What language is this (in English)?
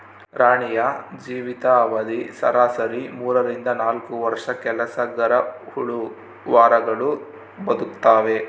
Kannada